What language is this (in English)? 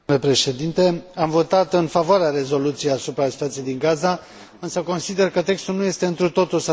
Romanian